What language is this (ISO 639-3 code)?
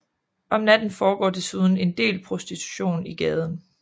dan